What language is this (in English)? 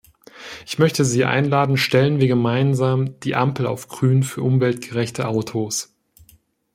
German